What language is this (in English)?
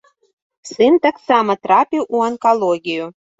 Belarusian